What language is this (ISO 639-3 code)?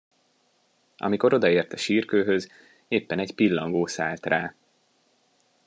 hun